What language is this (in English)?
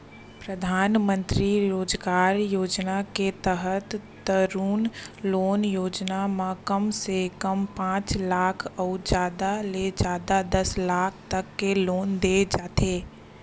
Chhattisgarhi